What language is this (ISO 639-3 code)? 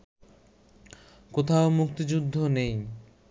ben